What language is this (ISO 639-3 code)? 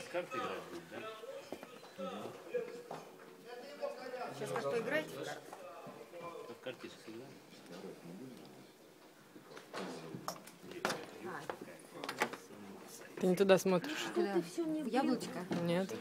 rus